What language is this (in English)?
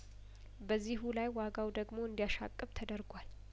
Amharic